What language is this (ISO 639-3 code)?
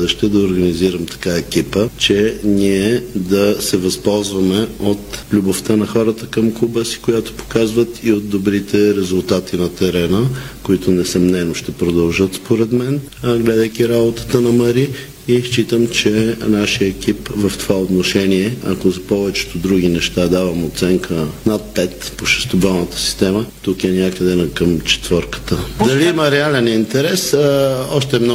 bul